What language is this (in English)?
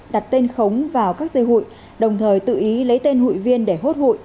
Vietnamese